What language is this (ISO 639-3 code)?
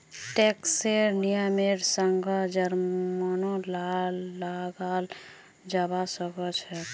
mag